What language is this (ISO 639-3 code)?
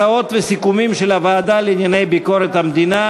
heb